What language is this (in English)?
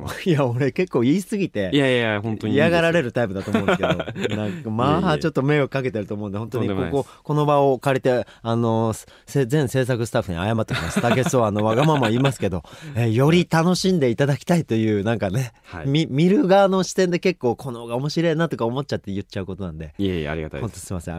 Japanese